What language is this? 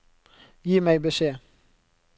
Norwegian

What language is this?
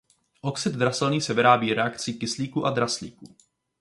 Czech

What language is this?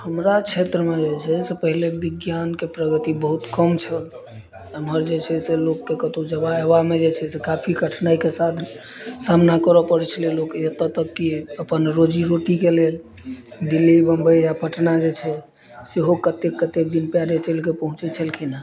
Maithili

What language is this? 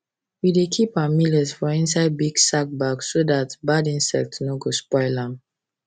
Nigerian Pidgin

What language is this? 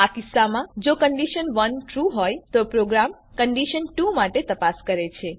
Gujarati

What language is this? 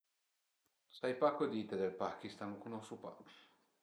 Piedmontese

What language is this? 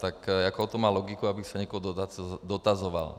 Czech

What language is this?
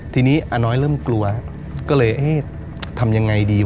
Thai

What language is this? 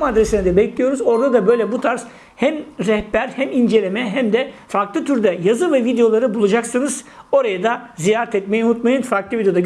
Turkish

